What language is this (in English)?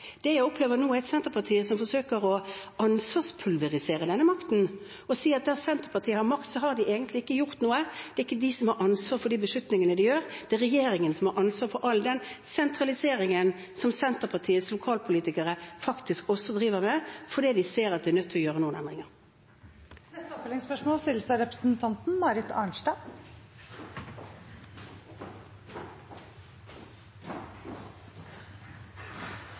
Norwegian